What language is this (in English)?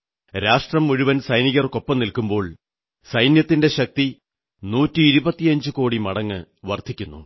Malayalam